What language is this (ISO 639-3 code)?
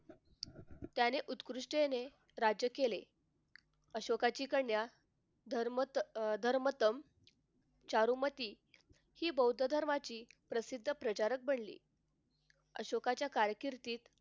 mar